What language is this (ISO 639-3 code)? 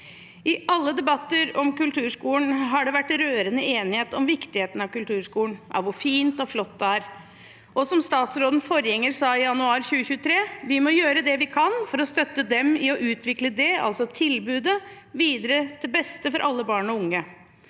nor